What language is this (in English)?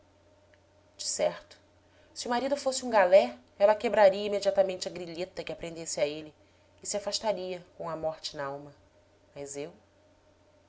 Portuguese